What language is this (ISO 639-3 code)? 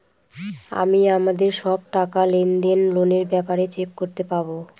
ben